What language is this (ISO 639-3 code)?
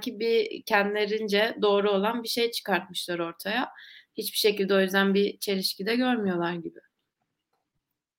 tur